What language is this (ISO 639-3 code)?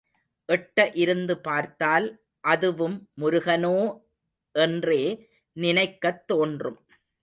tam